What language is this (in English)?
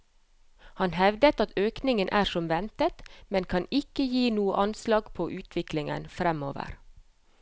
Norwegian